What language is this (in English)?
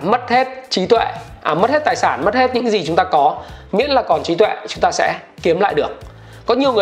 Vietnamese